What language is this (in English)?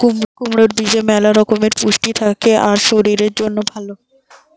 Bangla